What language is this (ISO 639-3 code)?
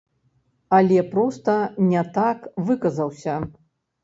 bel